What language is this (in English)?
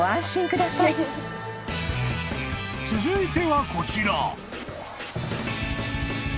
Japanese